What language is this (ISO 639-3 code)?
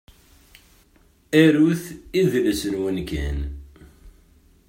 kab